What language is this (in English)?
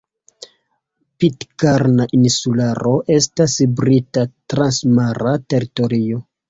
Esperanto